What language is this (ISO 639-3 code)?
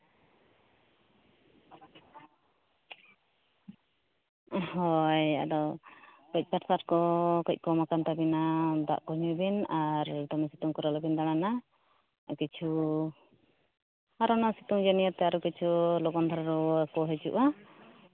sat